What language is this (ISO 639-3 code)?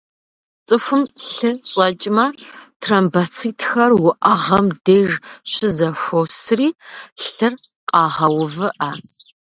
kbd